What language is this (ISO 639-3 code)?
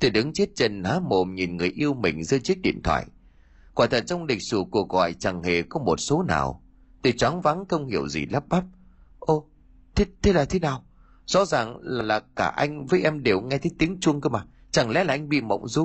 vie